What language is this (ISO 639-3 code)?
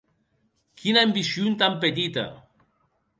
oci